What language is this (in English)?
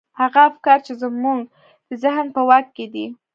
Pashto